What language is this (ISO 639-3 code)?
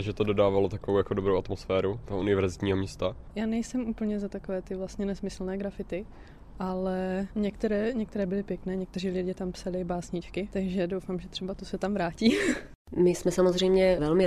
ces